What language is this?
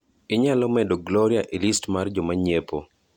Luo (Kenya and Tanzania)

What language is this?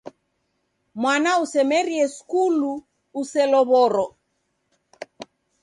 Taita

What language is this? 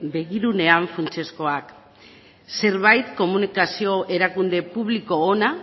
Basque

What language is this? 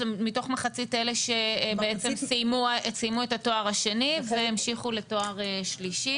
Hebrew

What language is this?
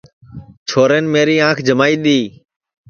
Sansi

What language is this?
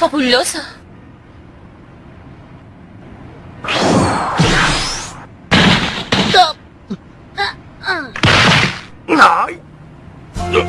Spanish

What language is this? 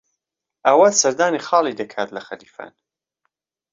Central Kurdish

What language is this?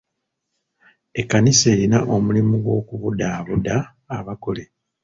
Ganda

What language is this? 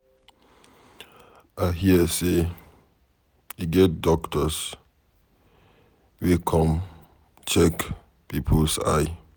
Nigerian Pidgin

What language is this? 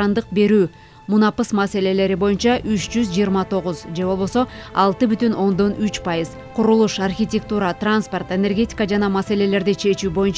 Turkish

